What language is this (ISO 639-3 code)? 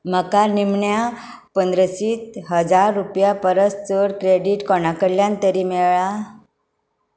kok